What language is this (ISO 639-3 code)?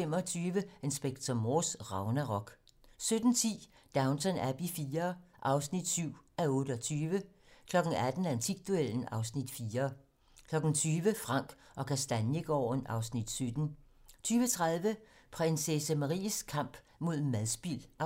dan